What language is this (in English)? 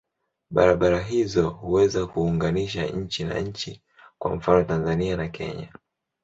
Swahili